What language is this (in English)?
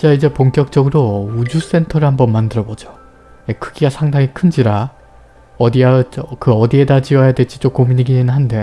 Korean